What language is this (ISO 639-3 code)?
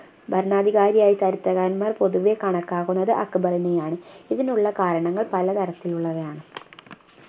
mal